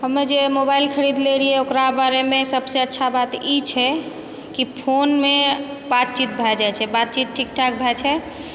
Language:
Maithili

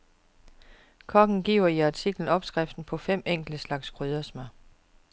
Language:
Danish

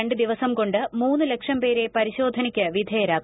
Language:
Malayalam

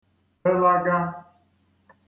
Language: Igbo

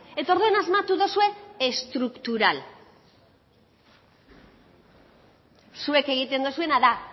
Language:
Basque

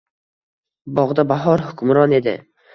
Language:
Uzbek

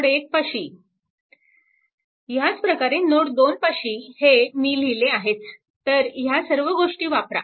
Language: Marathi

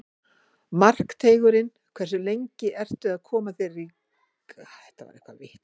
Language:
Icelandic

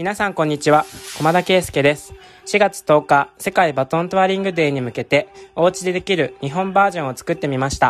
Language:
Japanese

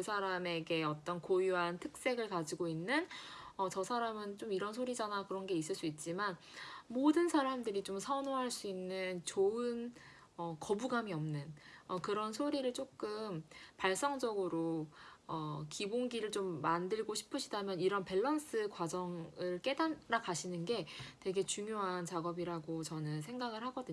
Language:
Korean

